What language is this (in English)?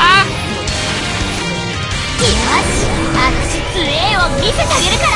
Japanese